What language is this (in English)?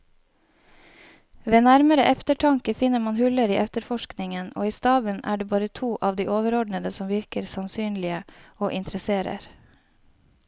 Norwegian